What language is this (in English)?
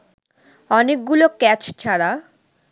Bangla